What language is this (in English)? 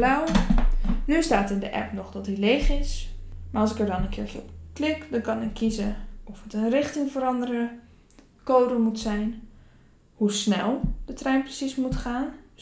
Dutch